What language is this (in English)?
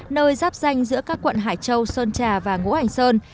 Vietnamese